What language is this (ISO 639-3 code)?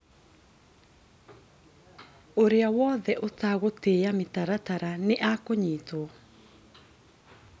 kik